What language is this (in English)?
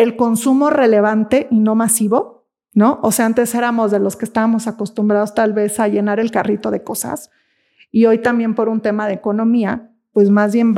Spanish